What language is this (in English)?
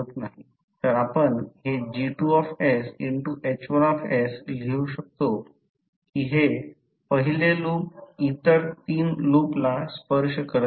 Marathi